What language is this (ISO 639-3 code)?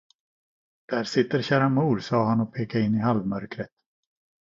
swe